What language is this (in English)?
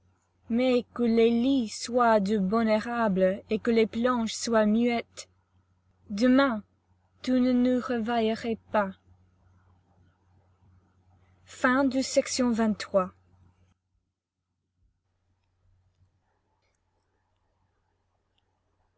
French